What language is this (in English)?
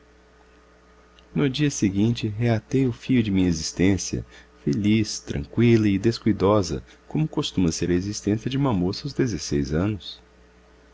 Portuguese